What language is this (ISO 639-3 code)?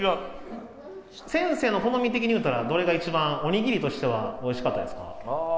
jpn